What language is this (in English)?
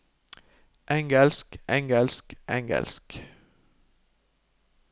Norwegian